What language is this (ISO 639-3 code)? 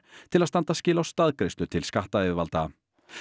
isl